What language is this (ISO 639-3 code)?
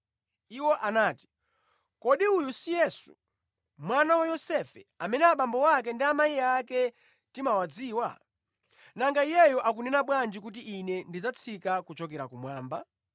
nya